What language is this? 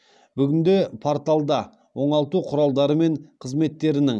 Kazakh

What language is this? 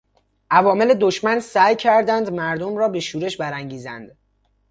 Persian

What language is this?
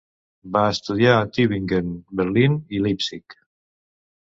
Catalan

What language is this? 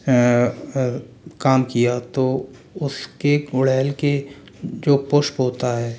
Hindi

